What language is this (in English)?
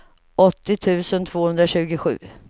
Swedish